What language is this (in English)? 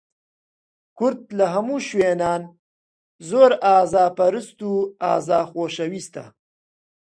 Central Kurdish